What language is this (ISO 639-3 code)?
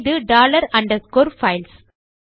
tam